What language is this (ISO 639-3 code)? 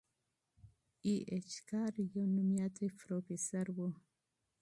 pus